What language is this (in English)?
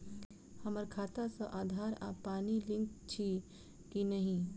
Maithili